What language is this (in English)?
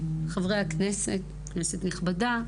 Hebrew